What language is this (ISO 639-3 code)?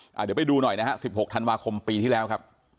tha